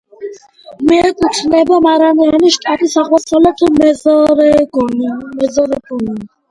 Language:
Georgian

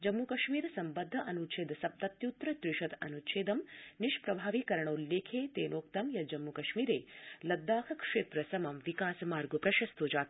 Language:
Sanskrit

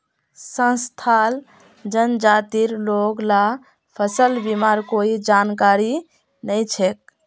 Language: Magahi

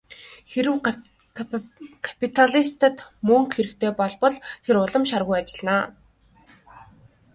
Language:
Mongolian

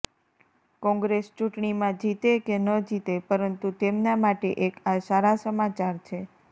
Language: Gujarati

